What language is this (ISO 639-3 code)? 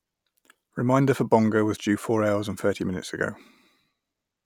eng